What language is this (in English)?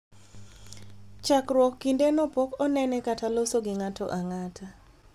Luo (Kenya and Tanzania)